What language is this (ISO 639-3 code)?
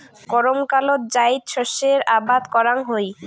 ben